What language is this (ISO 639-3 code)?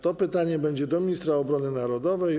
pol